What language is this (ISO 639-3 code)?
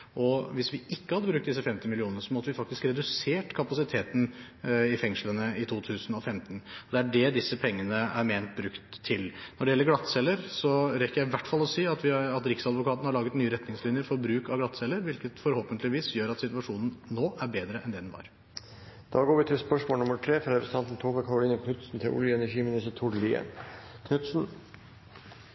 nob